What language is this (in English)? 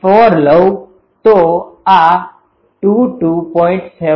Gujarati